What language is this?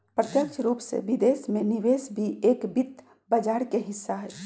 Magahi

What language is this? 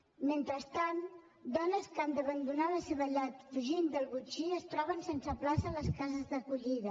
Catalan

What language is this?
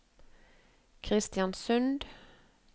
Norwegian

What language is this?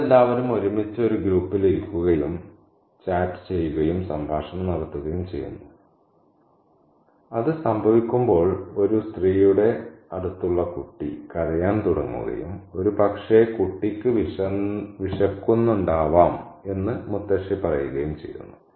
Malayalam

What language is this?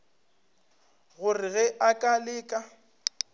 Northern Sotho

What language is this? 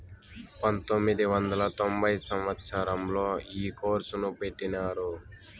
Telugu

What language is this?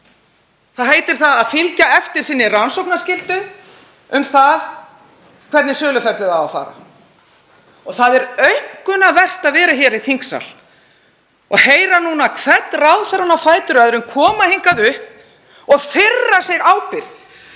Icelandic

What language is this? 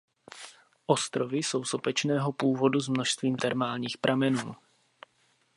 Czech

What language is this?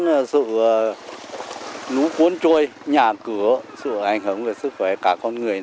Vietnamese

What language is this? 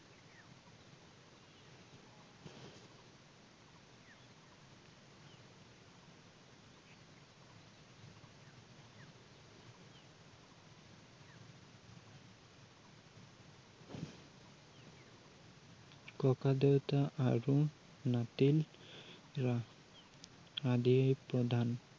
Assamese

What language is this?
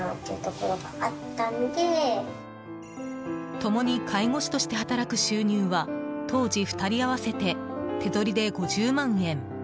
Japanese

